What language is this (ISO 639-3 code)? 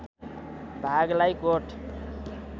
nep